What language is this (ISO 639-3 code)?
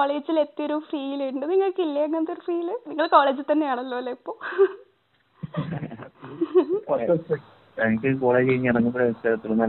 mal